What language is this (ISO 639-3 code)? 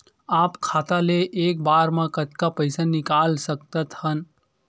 hne